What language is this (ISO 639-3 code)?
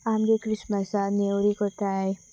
kok